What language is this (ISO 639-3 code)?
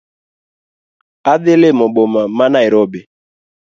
luo